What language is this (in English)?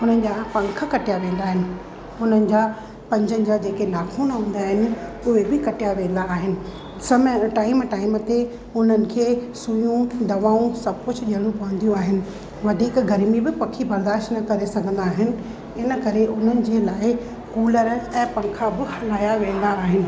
Sindhi